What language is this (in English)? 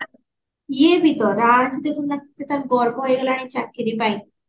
Odia